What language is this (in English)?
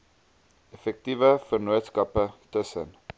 Afrikaans